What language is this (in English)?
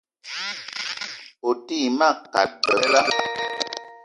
Eton (Cameroon)